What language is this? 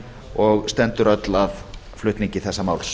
Icelandic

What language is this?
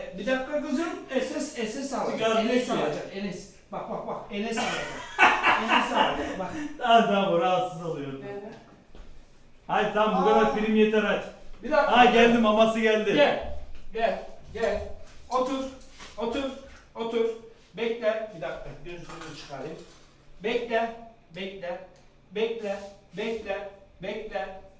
Turkish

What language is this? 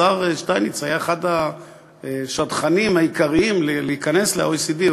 Hebrew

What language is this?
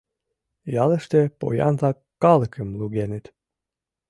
Mari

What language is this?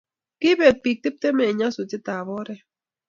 Kalenjin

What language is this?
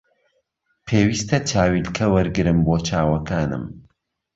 Central Kurdish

